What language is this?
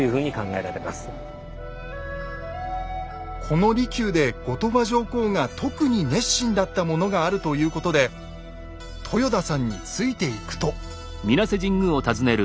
Japanese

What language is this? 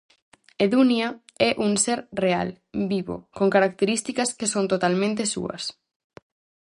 Galician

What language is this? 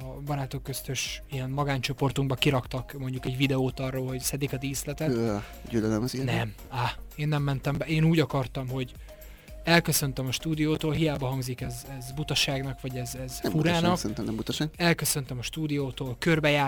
Hungarian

